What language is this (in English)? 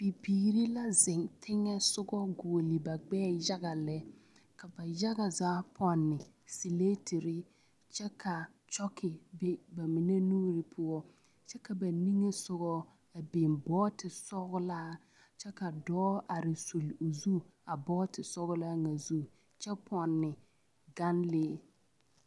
Southern Dagaare